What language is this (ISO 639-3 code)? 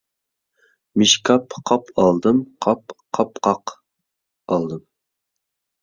uig